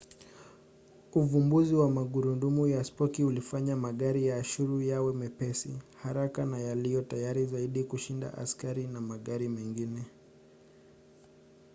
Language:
Swahili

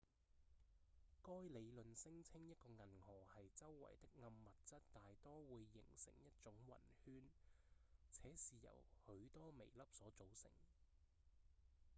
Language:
Cantonese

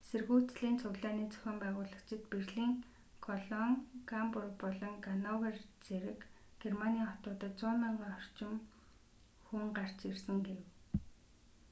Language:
Mongolian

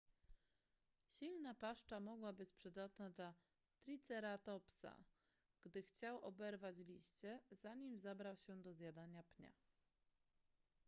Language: Polish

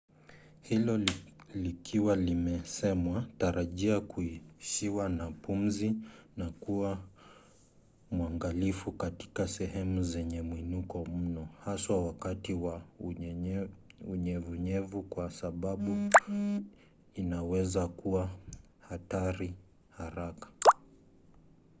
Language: Swahili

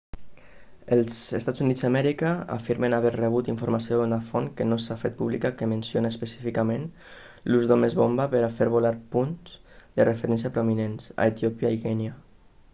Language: Catalan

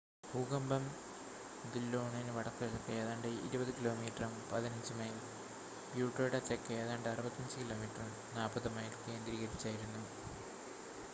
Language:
Malayalam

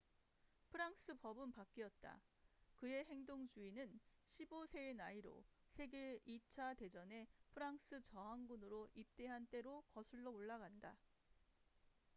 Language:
Korean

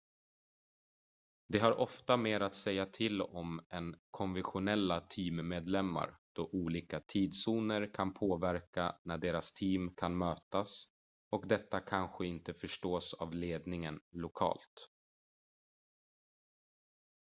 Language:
Swedish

